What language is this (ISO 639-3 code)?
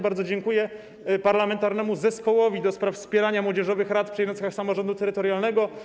pol